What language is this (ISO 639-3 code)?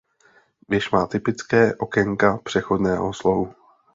ces